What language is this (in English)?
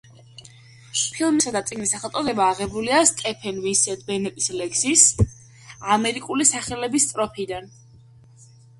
Georgian